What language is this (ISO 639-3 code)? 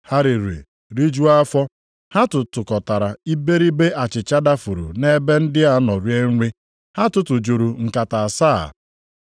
ibo